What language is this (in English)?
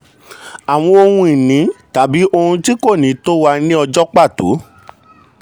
Yoruba